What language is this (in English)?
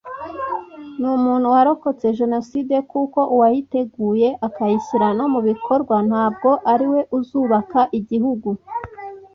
Kinyarwanda